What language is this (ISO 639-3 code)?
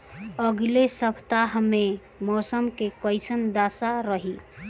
bho